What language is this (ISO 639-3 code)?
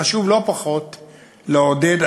heb